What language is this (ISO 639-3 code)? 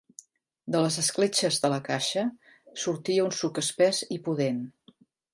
cat